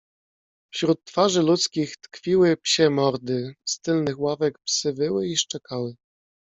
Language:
Polish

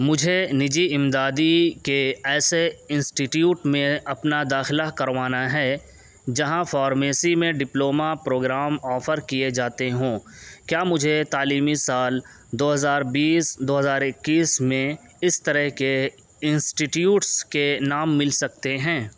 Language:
Urdu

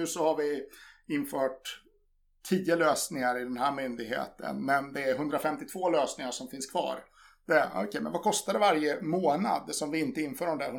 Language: Swedish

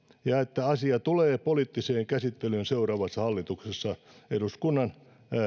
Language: Finnish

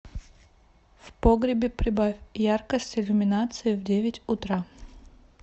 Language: Russian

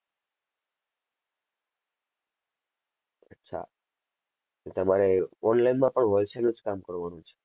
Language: Gujarati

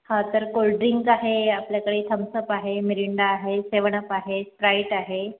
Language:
Marathi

